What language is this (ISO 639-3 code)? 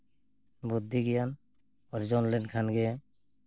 sat